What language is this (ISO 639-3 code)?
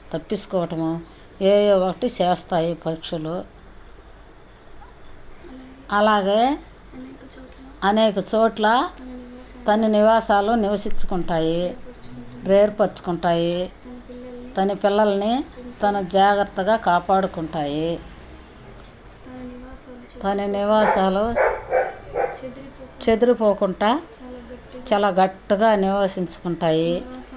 tel